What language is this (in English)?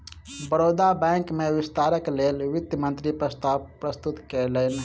Maithili